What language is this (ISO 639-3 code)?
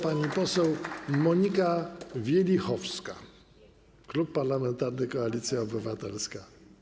pol